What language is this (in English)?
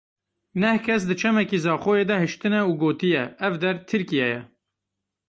Kurdish